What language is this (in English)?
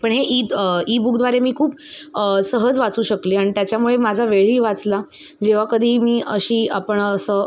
Marathi